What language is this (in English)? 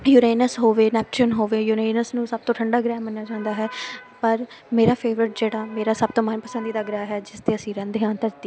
Punjabi